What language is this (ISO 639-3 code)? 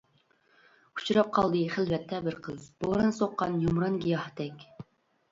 uig